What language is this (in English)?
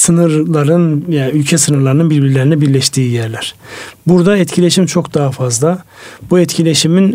Turkish